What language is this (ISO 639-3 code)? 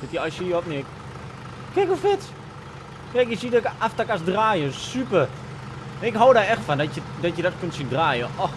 nld